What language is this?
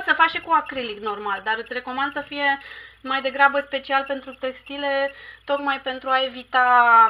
Romanian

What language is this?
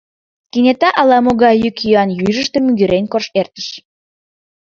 Mari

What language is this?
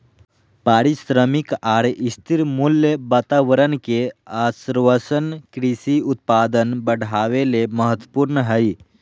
Magahi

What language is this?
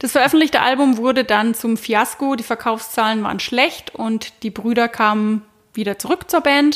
German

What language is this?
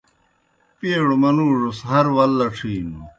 Kohistani Shina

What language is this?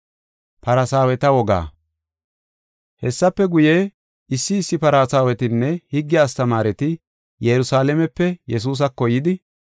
Gofa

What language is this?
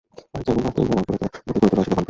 Bangla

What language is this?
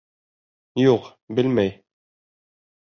Bashkir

